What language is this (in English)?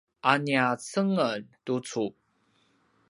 Paiwan